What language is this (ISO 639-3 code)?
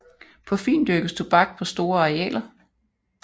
dan